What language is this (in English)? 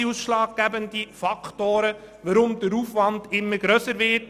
Swiss German